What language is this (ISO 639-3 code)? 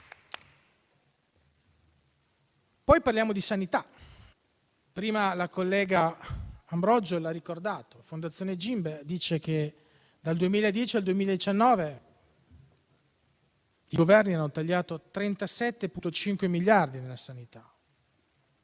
ita